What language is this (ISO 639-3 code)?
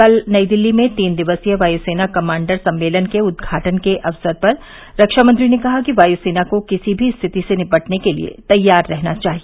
hin